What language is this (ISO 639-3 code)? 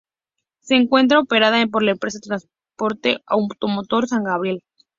spa